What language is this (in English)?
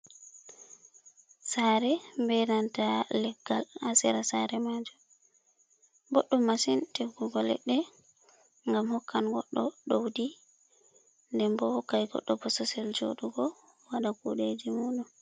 Fula